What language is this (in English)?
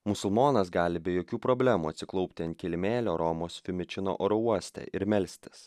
Lithuanian